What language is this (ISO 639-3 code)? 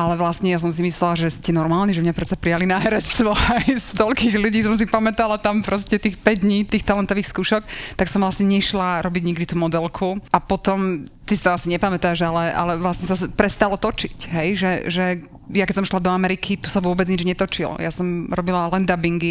slk